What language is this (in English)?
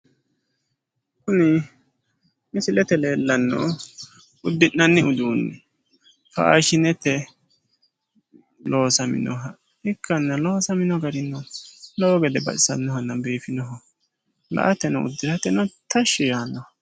Sidamo